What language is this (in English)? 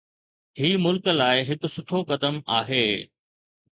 Sindhi